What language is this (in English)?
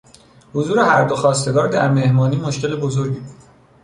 Persian